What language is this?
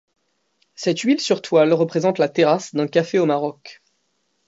French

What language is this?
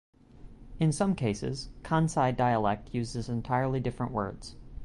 English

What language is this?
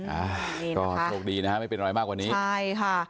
Thai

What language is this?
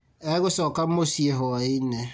Kikuyu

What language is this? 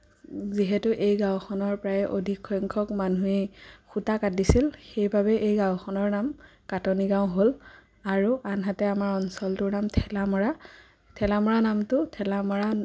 Assamese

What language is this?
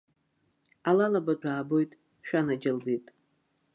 Abkhazian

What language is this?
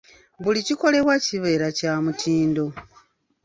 Ganda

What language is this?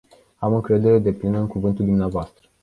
Romanian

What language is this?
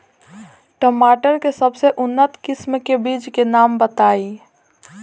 Bhojpuri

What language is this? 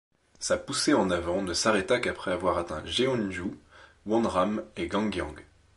French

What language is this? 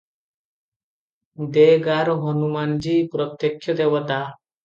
Odia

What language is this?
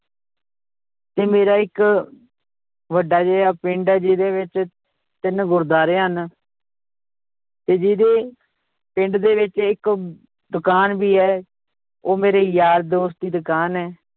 Punjabi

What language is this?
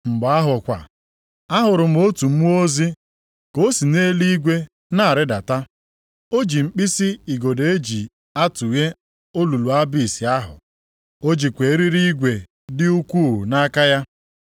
Igbo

